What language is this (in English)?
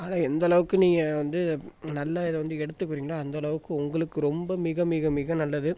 Tamil